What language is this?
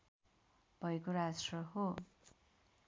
Nepali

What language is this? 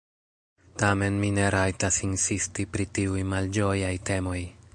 Esperanto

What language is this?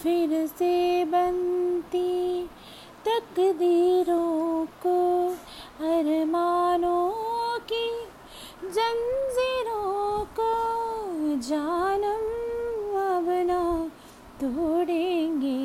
Hindi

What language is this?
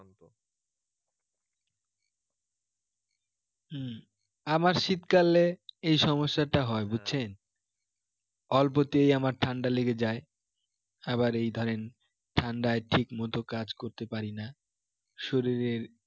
Bangla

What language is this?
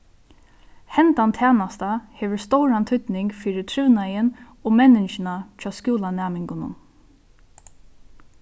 Faroese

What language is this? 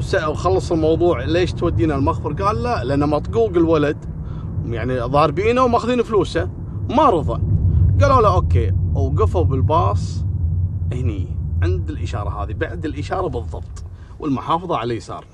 Arabic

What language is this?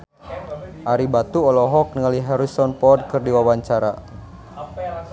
Sundanese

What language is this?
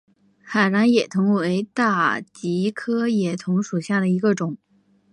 Chinese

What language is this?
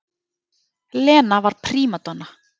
Icelandic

